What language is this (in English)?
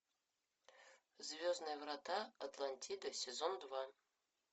Russian